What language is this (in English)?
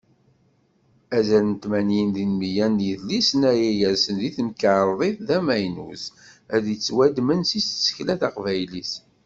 Kabyle